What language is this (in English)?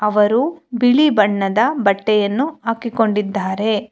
Kannada